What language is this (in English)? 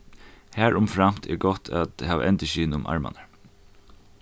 Faroese